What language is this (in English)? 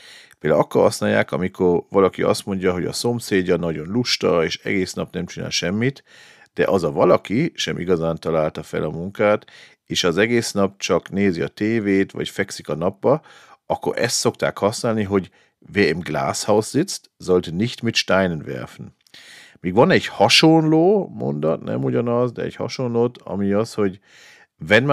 Hungarian